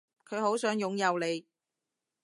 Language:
Cantonese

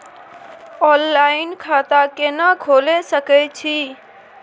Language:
Maithili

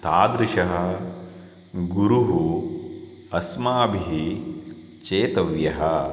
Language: Sanskrit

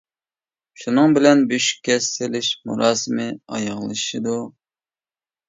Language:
Uyghur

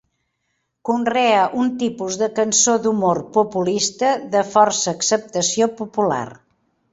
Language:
Catalan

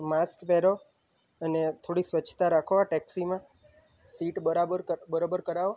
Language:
Gujarati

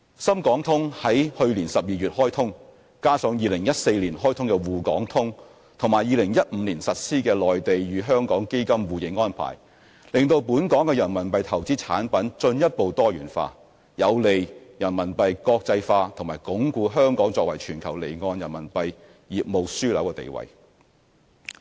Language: Cantonese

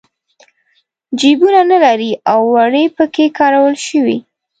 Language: Pashto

